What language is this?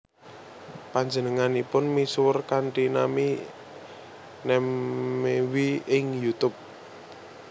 Javanese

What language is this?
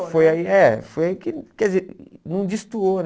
Portuguese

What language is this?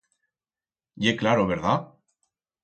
Aragonese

